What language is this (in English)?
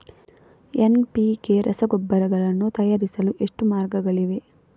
Kannada